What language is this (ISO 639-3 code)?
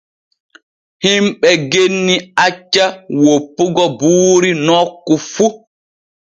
fue